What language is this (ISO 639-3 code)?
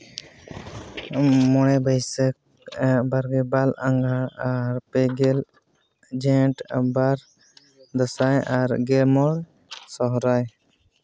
sat